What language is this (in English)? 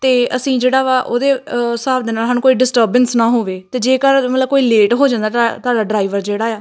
Punjabi